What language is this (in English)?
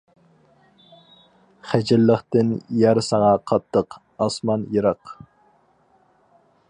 Uyghur